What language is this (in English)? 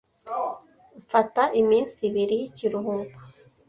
Kinyarwanda